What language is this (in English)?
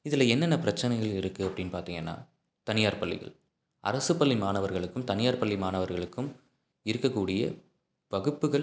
Tamil